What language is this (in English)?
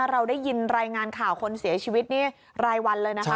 Thai